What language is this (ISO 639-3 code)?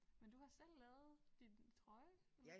dan